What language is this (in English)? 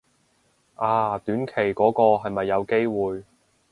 Cantonese